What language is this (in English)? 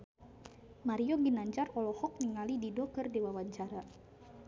Sundanese